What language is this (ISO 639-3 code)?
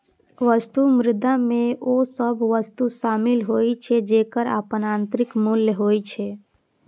mai